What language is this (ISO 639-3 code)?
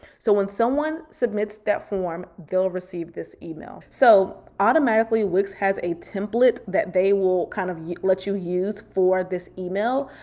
eng